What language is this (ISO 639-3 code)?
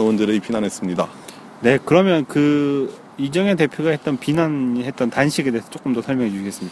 kor